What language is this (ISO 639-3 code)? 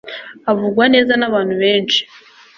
kin